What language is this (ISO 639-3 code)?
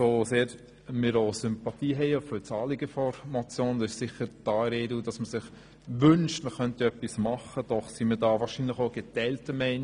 gsw